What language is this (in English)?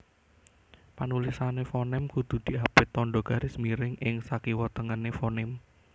Javanese